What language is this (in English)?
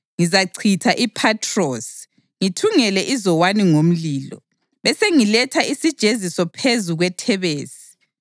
North Ndebele